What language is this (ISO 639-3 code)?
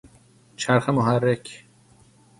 fas